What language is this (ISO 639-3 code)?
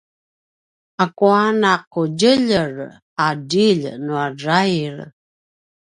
pwn